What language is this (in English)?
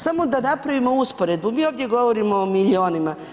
Croatian